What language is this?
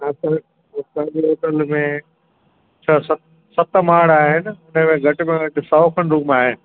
Sindhi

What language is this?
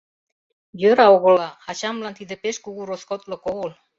Mari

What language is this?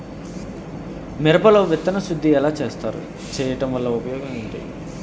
Telugu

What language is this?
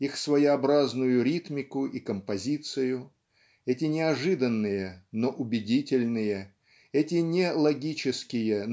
Russian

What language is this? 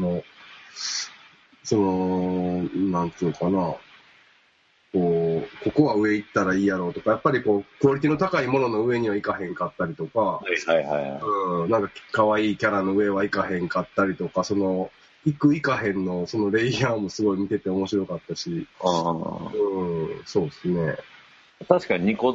Japanese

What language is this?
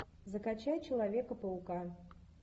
Russian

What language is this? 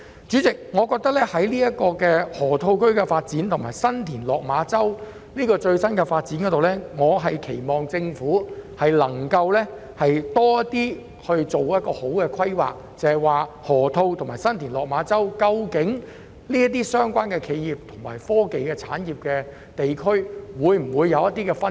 Cantonese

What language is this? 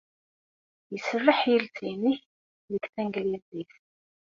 Kabyle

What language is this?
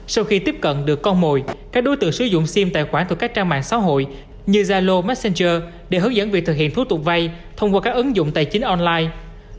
Vietnamese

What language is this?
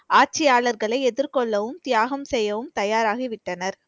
Tamil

